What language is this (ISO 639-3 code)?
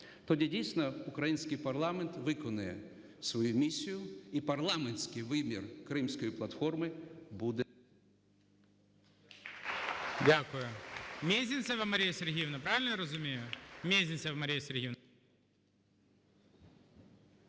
ukr